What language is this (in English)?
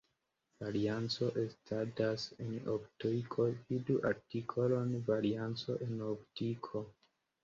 Esperanto